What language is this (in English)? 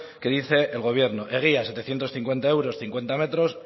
Spanish